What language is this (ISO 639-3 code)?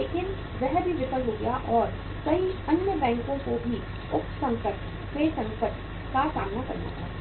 hin